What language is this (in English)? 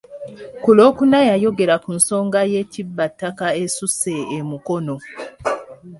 Ganda